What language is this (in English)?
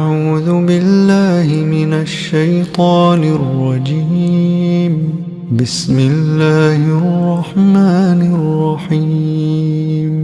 Arabic